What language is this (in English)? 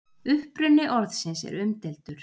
Icelandic